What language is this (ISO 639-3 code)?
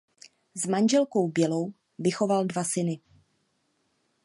ces